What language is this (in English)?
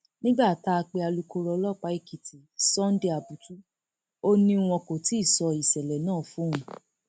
Yoruba